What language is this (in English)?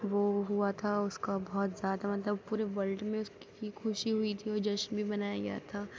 Urdu